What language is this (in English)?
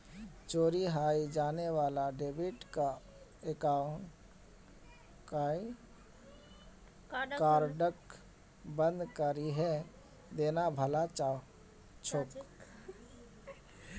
Magahi